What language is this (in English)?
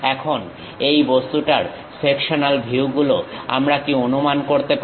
Bangla